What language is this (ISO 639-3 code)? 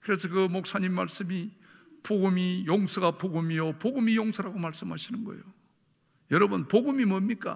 kor